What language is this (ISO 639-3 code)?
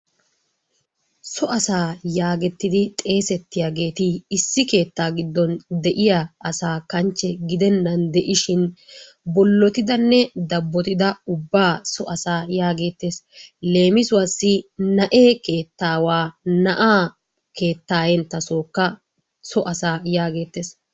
wal